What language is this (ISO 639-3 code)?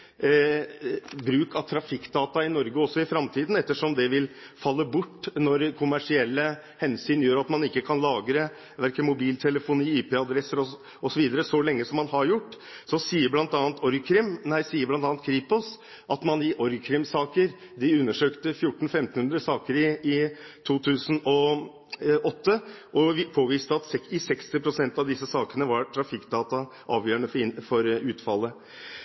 nob